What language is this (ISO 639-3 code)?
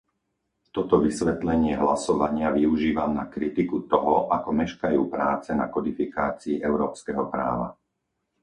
slk